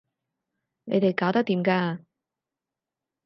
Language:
Cantonese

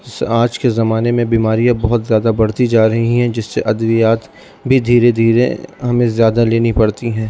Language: Urdu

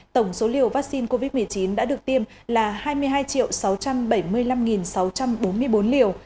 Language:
Vietnamese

